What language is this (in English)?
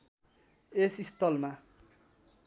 Nepali